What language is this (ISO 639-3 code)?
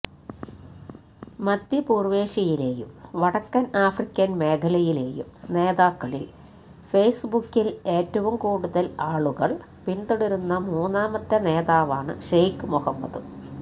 mal